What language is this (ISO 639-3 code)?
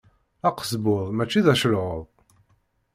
kab